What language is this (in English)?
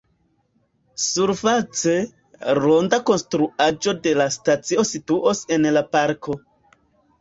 Esperanto